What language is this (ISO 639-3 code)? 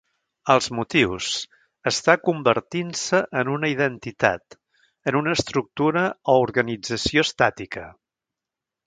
cat